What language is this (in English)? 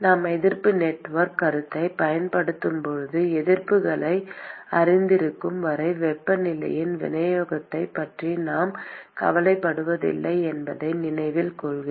Tamil